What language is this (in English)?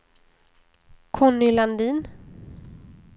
Swedish